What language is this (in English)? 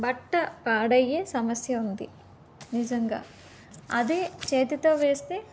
Telugu